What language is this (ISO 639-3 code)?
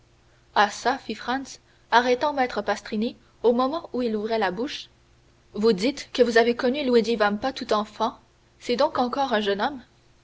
fra